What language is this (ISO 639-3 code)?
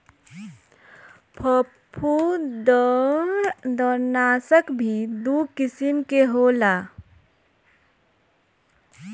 bho